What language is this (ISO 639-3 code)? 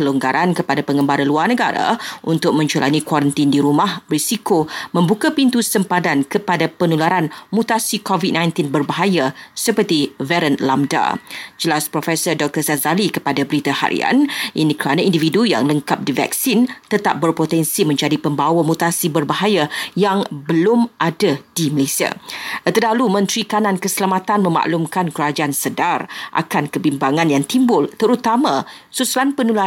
msa